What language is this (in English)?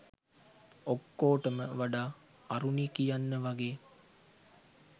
Sinhala